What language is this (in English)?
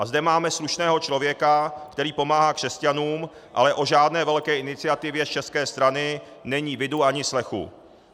Czech